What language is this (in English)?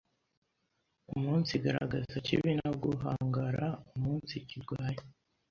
Kinyarwanda